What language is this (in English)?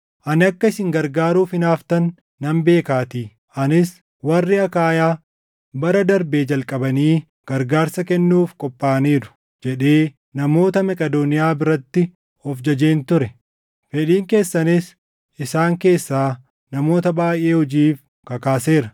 Oromo